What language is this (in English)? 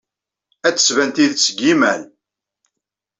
Kabyle